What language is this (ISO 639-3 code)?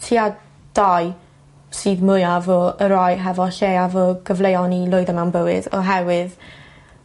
cym